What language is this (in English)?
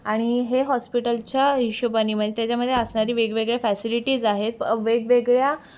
Marathi